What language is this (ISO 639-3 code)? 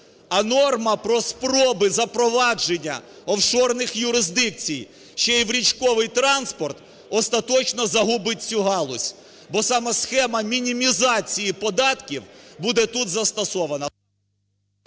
ukr